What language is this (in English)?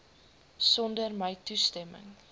Afrikaans